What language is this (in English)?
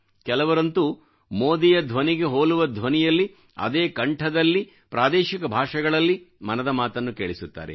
Kannada